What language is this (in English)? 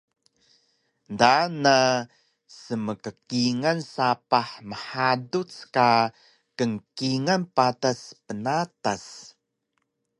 Taroko